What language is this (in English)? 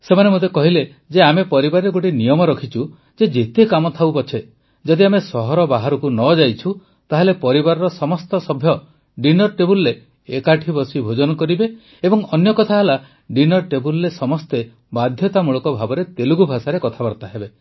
Odia